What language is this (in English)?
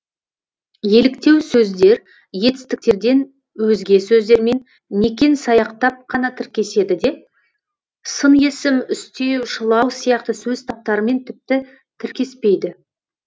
Kazakh